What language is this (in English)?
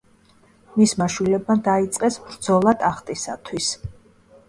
Georgian